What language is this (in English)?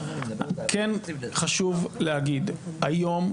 Hebrew